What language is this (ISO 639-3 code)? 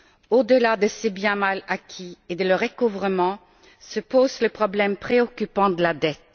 fra